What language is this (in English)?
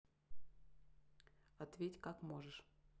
Russian